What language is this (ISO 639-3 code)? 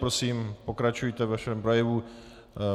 ces